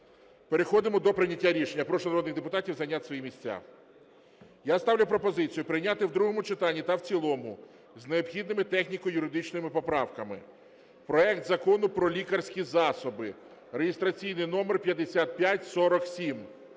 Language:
Ukrainian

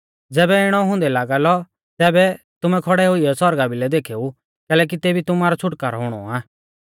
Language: Mahasu Pahari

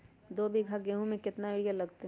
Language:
Magahi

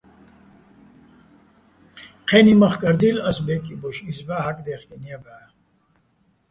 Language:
Bats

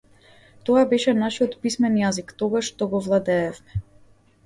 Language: Macedonian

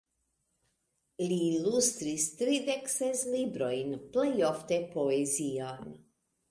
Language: Esperanto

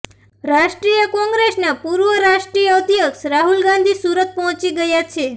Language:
Gujarati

